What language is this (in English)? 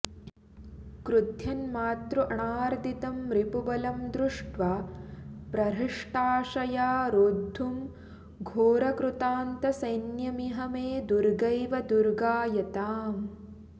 Sanskrit